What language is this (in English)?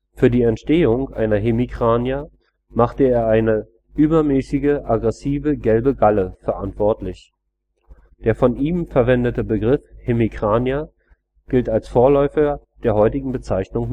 German